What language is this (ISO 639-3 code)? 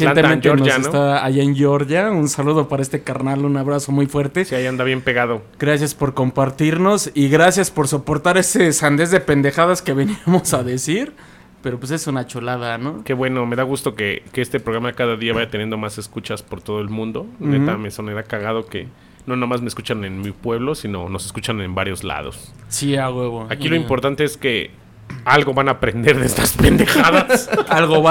spa